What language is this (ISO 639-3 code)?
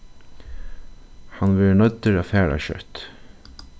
fao